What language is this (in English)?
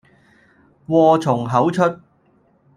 Cantonese